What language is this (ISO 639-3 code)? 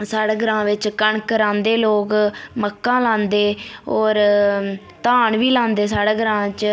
doi